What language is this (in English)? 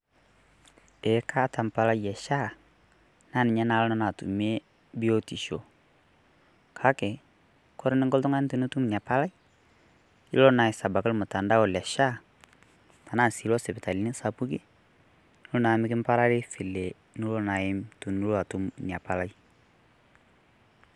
Masai